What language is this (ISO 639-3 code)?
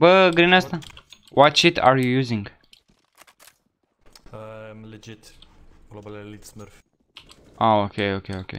ron